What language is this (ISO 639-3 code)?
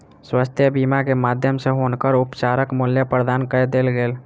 mai